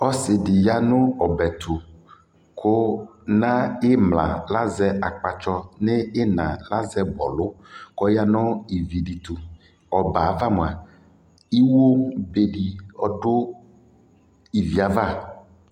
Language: Ikposo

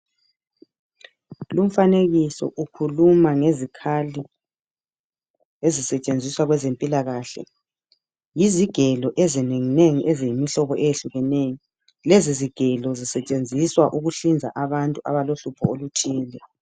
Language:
North Ndebele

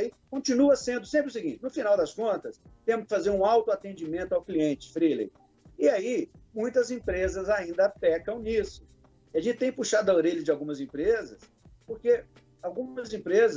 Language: Portuguese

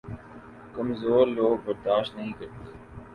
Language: Urdu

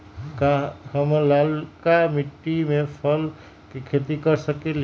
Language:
Magahi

